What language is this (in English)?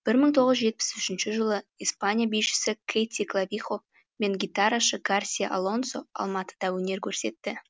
Kazakh